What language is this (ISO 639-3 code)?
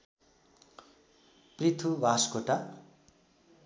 nep